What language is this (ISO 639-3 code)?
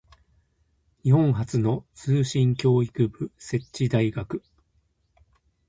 jpn